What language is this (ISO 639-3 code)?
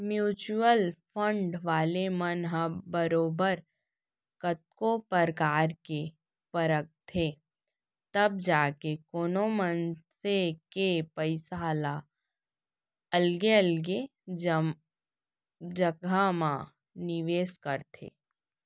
hne